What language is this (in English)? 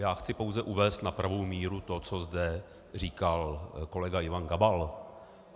Czech